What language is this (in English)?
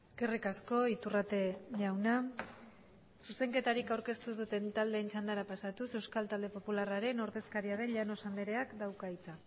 Basque